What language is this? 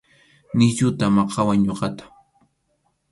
Arequipa-La Unión Quechua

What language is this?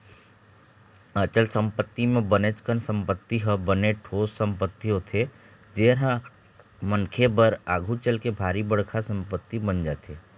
Chhattisgarhi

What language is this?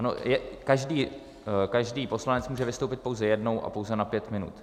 Czech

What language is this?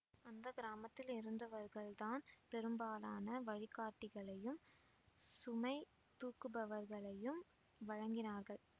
Tamil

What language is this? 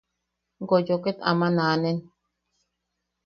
Yaqui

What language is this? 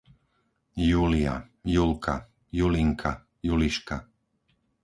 Slovak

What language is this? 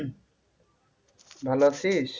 Bangla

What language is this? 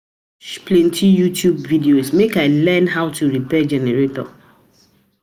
Nigerian Pidgin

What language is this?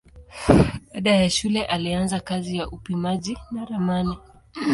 Swahili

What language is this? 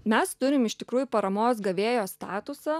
Lithuanian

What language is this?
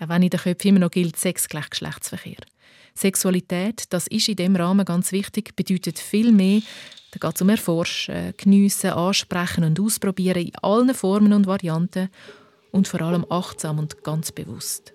German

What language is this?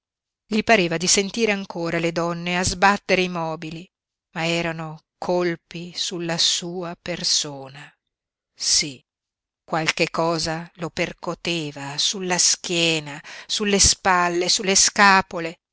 Italian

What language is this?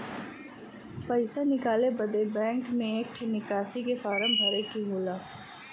Bhojpuri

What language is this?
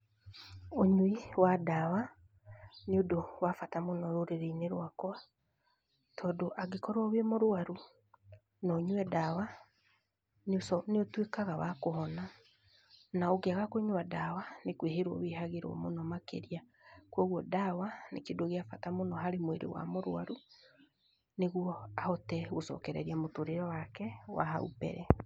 Kikuyu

